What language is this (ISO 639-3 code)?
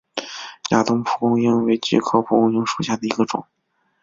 zho